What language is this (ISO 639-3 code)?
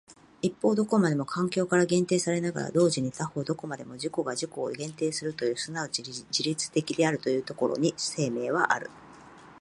jpn